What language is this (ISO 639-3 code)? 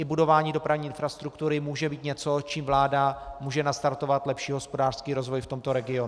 ces